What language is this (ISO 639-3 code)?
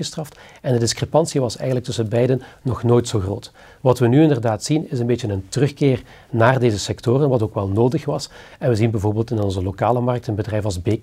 nld